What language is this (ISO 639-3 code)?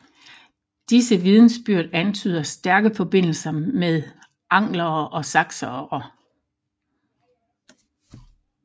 dan